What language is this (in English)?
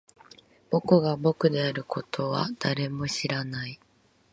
Japanese